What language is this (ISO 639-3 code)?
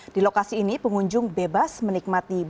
ind